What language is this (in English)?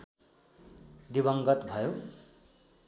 Nepali